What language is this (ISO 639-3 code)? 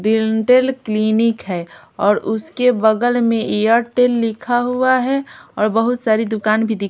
hin